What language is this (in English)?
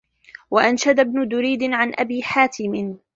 Arabic